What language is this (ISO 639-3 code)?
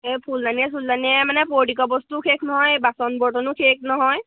asm